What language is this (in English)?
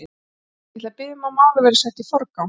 Icelandic